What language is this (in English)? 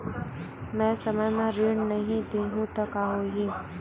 Chhattisgarhi